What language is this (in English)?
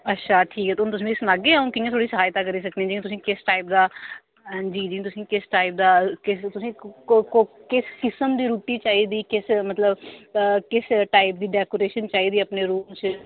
Dogri